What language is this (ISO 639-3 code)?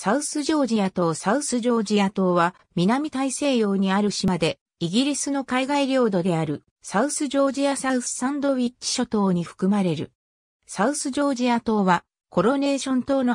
jpn